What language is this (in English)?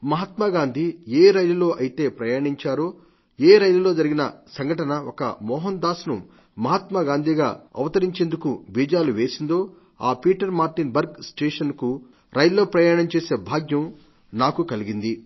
Telugu